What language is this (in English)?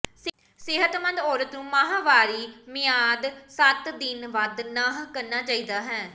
Punjabi